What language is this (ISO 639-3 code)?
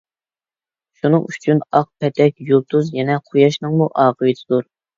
uig